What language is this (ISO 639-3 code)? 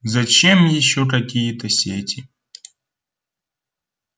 rus